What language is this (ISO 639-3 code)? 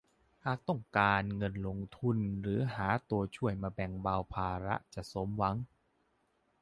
tha